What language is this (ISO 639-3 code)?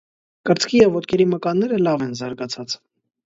hye